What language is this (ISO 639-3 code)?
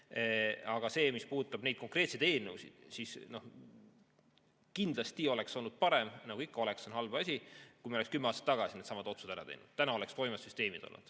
est